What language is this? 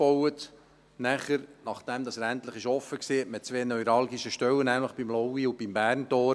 Swiss German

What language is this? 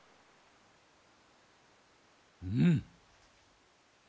Japanese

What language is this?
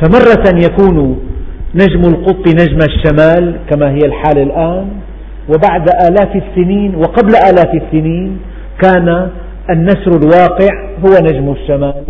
Arabic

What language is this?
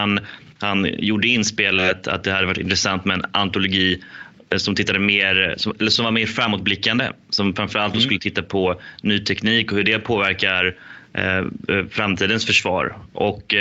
Swedish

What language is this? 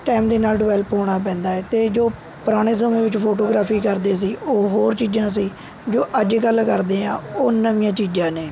Punjabi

